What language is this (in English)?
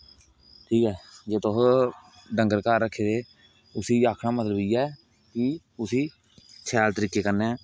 Dogri